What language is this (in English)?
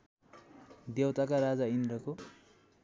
Nepali